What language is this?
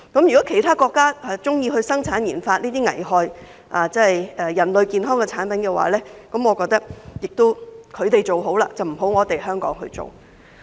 Cantonese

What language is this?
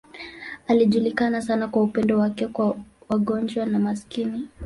Swahili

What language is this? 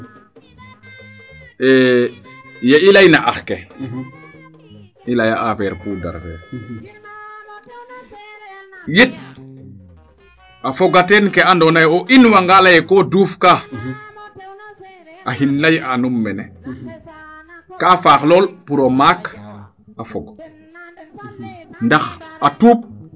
Serer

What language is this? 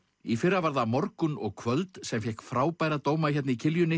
Icelandic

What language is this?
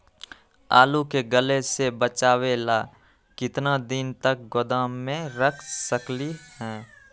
Magahi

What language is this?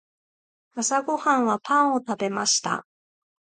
Japanese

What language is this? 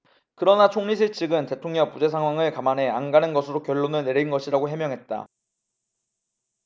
Korean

